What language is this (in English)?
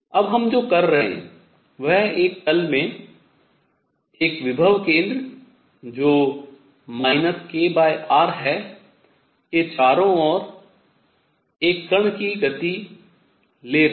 Hindi